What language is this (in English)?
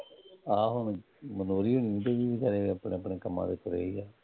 Punjabi